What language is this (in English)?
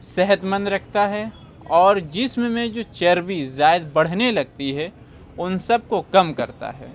Urdu